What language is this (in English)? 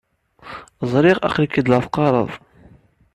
Kabyle